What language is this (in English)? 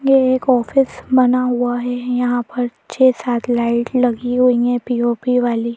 Hindi